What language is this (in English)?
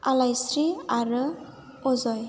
Bodo